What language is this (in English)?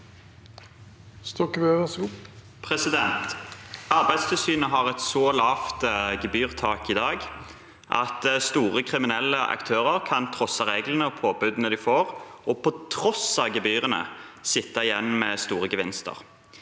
Norwegian